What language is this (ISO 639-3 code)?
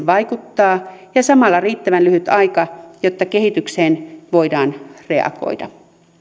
fin